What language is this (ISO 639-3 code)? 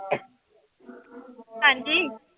pan